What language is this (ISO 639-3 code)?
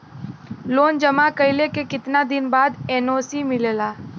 bho